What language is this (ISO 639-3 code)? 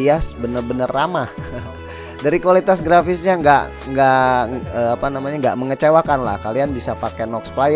ind